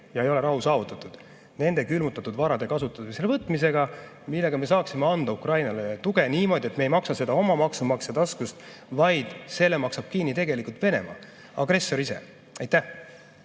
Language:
Estonian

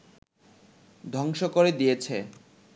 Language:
Bangla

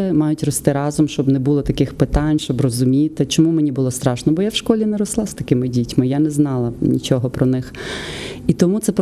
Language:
Ukrainian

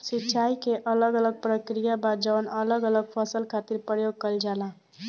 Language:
Bhojpuri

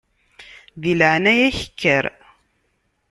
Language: Kabyle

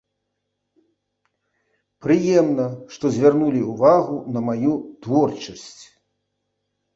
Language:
Belarusian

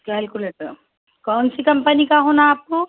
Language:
Urdu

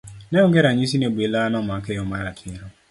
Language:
Luo (Kenya and Tanzania)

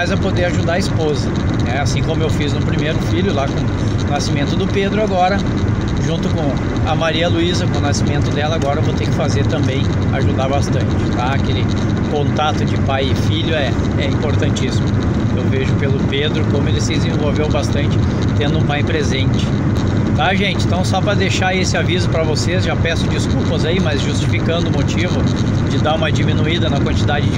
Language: Portuguese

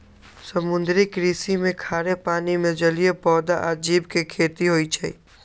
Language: Magahi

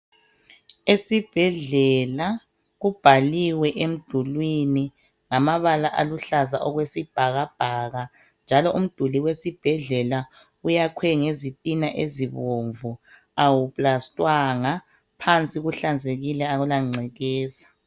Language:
North Ndebele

